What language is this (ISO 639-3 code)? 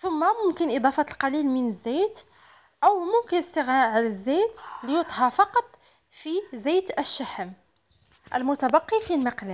ara